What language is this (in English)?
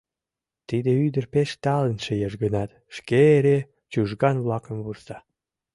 Mari